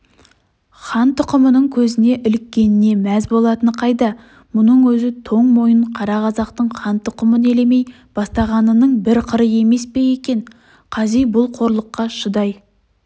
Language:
Kazakh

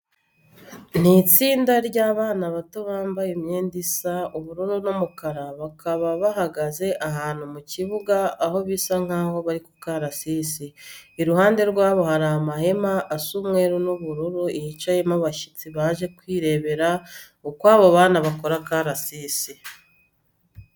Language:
Kinyarwanda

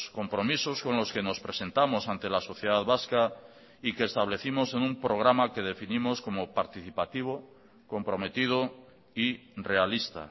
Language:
Spanish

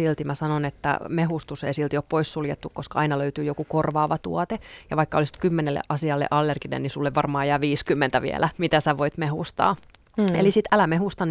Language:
Finnish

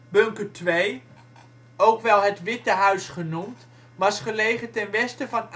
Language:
Dutch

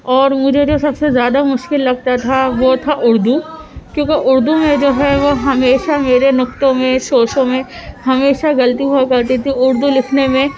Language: Urdu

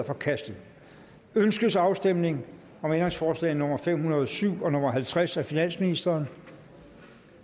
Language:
Danish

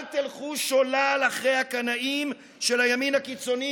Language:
Hebrew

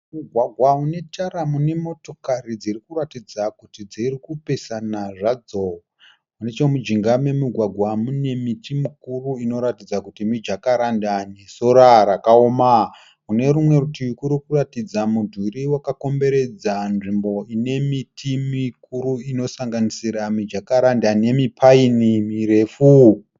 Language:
Shona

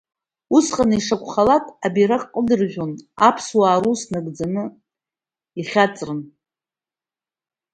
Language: Abkhazian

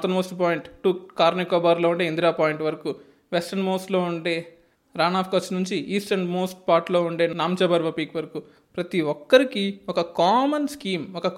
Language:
Telugu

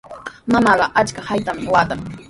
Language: Sihuas Ancash Quechua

